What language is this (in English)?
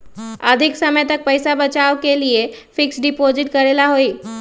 Magahi